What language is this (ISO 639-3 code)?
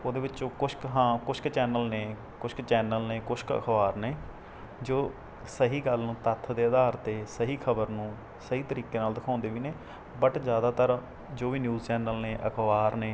pan